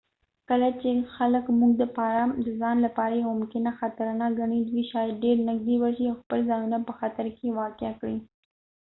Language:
Pashto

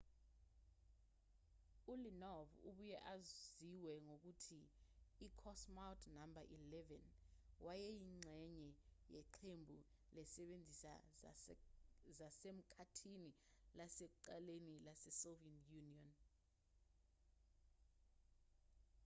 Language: Zulu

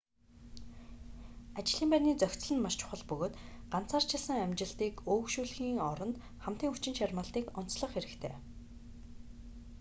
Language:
Mongolian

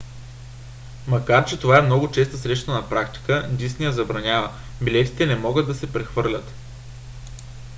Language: Bulgarian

